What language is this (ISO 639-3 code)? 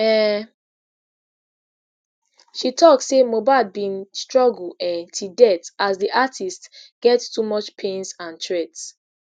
pcm